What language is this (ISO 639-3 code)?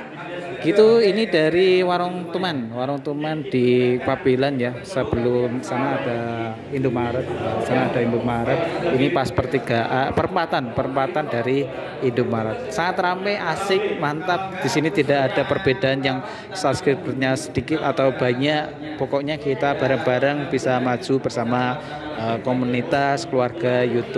ind